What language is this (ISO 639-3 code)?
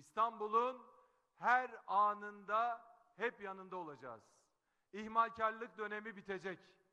tur